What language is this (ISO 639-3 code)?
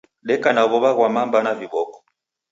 dav